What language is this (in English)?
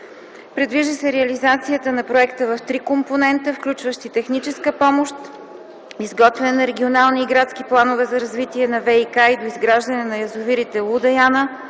Bulgarian